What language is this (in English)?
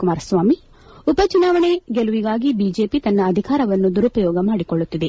Kannada